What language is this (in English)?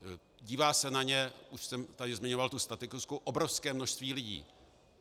Czech